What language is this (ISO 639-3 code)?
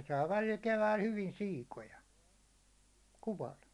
fin